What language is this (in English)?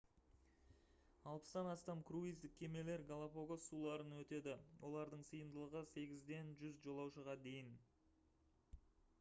Kazakh